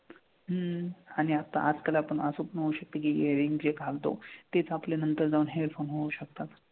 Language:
Marathi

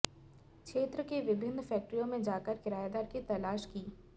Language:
Hindi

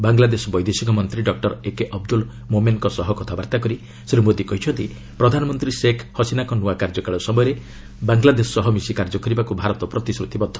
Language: Odia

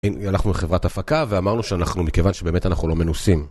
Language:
Hebrew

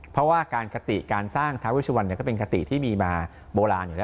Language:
Thai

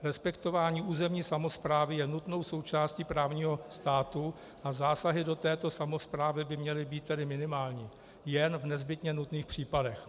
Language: Czech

